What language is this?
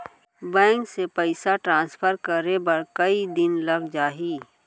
Chhattisgarhi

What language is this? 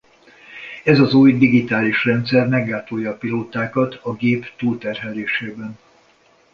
Hungarian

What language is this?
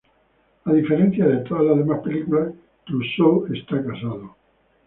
Spanish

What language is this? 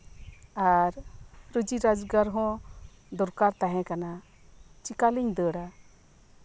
Santali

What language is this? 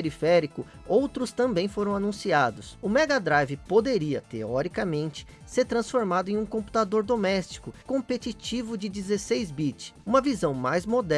Portuguese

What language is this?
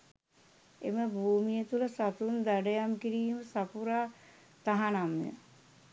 Sinhala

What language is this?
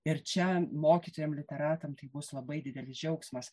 Lithuanian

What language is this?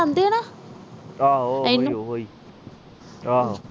Punjabi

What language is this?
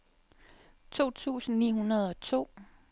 Danish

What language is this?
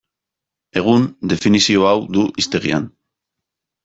Basque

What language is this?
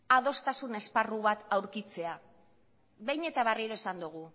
Basque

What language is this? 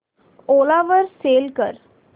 Marathi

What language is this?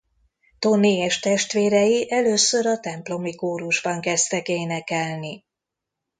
Hungarian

